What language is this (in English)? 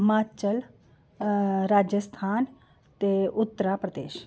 Dogri